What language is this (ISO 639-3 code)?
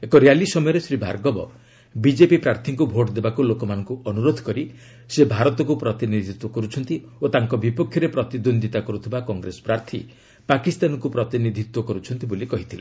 ori